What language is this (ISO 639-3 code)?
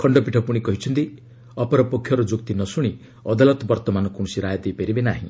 ori